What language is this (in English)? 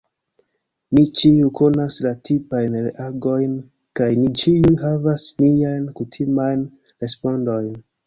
Esperanto